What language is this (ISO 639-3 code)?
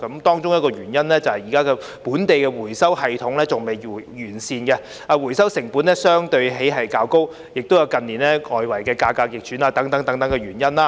yue